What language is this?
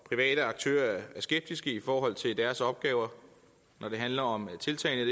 Danish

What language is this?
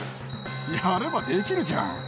Japanese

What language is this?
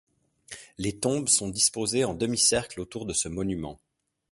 French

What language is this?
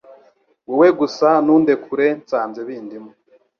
Kinyarwanda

